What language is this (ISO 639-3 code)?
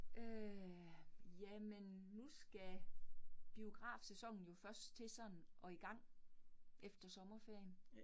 dan